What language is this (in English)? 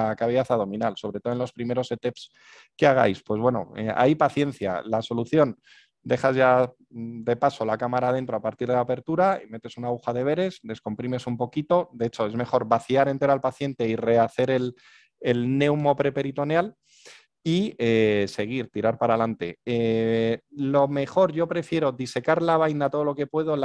Spanish